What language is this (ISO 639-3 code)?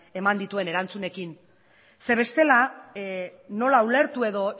eus